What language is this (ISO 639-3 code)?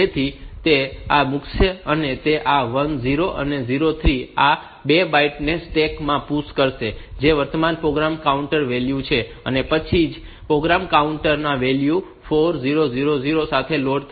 guj